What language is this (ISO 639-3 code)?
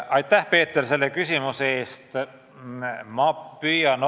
est